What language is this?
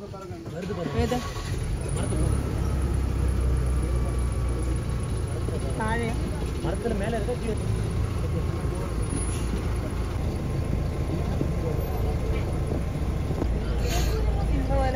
Arabic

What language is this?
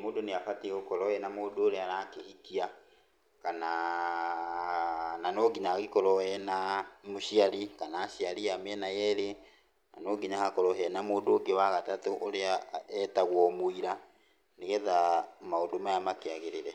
Kikuyu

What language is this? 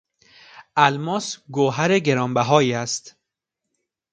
Persian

